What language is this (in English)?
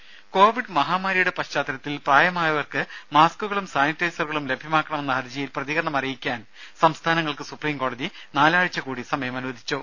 Malayalam